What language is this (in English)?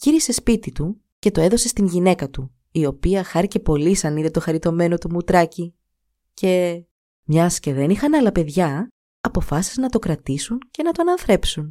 Greek